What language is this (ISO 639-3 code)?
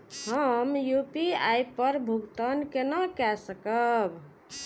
mai